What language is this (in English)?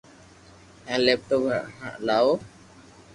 Loarki